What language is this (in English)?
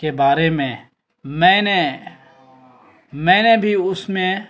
Urdu